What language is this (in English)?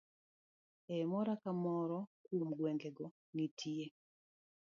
Luo (Kenya and Tanzania)